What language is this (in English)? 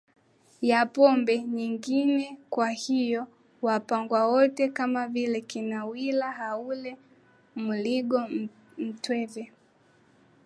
Swahili